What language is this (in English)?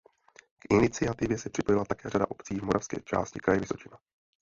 Czech